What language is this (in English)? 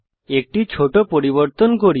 Bangla